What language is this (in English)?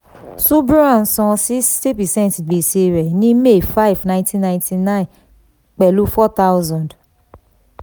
Yoruba